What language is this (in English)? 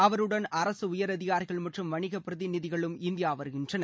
Tamil